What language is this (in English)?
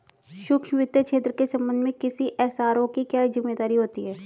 Hindi